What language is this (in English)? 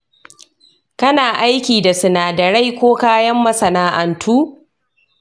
Hausa